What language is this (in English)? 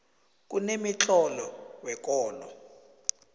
South Ndebele